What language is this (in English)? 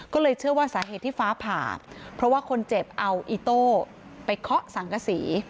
Thai